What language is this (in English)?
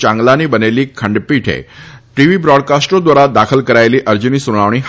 Gujarati